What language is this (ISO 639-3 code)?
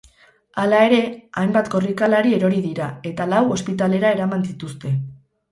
eus